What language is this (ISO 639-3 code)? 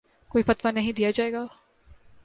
urd